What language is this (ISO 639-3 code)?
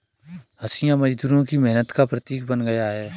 hin